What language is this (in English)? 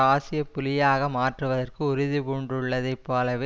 Tamil